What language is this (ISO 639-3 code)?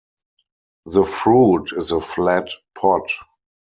eng